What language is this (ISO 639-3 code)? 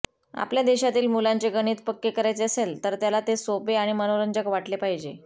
mar